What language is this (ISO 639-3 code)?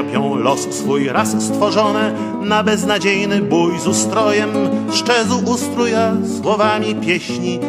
pol